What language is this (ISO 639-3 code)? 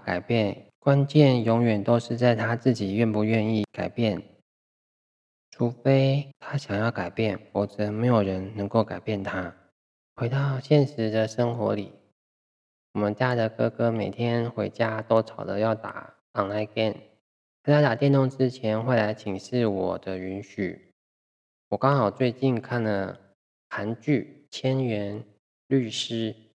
zho